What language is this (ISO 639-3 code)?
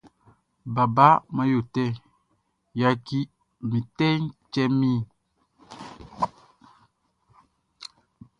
bci